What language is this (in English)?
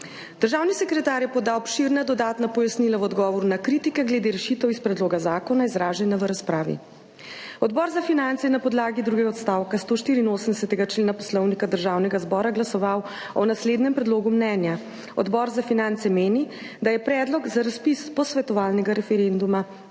Slovenian